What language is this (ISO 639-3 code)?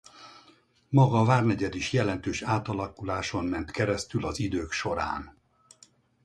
hun